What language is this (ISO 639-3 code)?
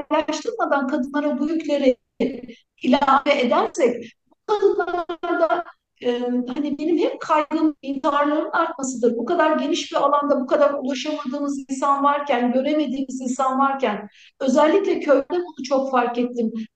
tur